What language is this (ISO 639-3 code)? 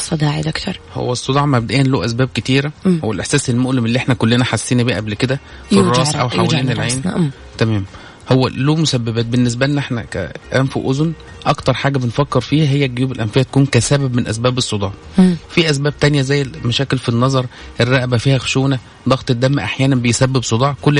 ara